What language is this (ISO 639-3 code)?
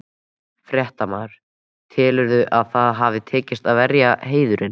isl